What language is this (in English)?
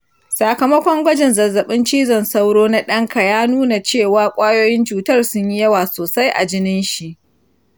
Hausa